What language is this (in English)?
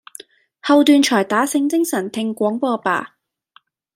Cantonese